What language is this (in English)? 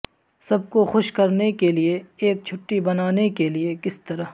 Urdu